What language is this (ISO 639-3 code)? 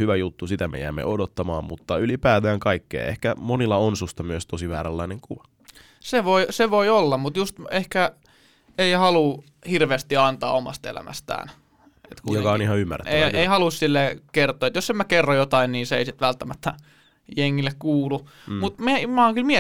fin